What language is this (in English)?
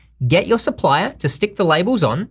English